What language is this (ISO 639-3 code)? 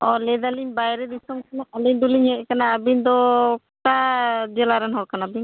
sat